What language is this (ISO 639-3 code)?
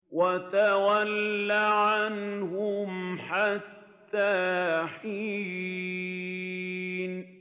ara